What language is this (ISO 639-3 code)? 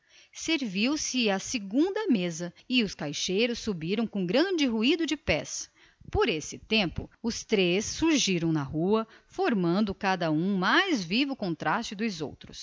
por